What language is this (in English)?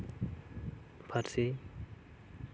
Santali